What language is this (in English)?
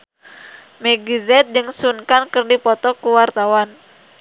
Sundanese